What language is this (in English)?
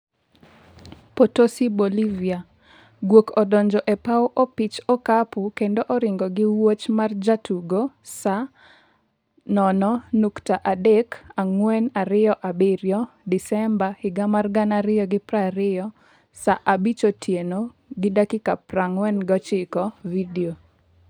Luo (Kenya and Tanzania)